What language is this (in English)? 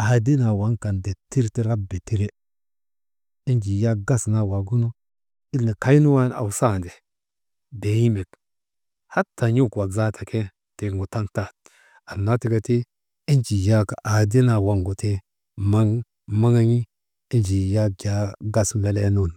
Maba